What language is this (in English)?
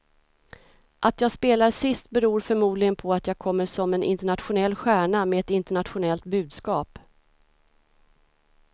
Swedish